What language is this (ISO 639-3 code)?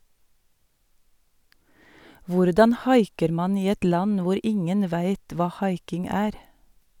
nor